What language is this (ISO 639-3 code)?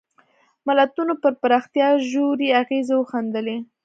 pus